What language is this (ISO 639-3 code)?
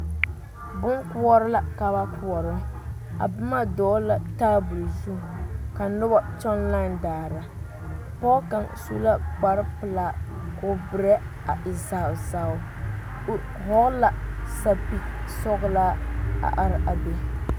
dga